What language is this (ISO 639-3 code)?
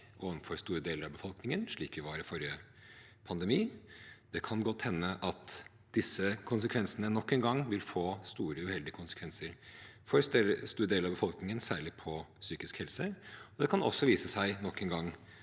nor